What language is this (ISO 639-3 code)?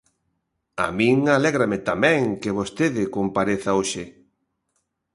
glg